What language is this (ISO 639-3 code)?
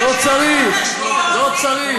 heb